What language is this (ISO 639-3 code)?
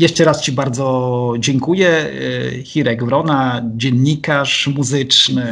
pol